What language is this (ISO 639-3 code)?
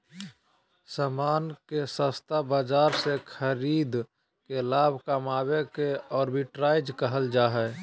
mag